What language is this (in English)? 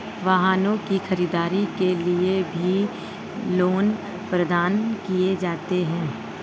Hindi